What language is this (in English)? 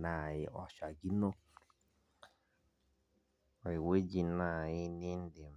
Masai